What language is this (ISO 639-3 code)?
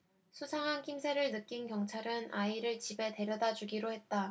kor